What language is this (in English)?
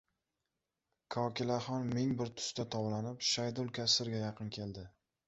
Uzbek